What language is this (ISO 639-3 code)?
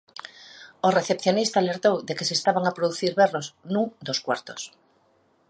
glg